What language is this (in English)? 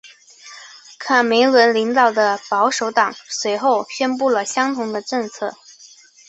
Chinese